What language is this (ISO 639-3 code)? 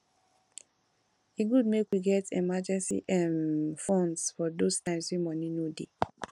pcm